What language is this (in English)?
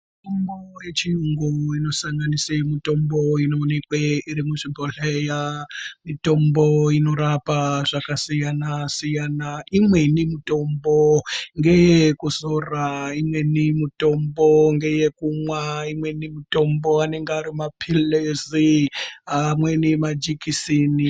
Ndau